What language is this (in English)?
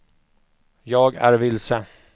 Swedish